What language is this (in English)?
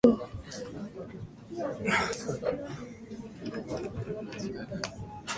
Japanese